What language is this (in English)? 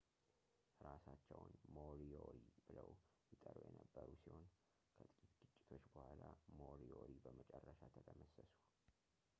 Amharic